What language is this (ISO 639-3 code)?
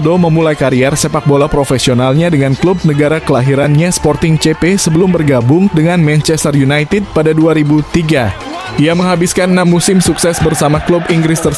ind